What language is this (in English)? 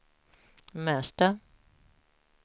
Swedish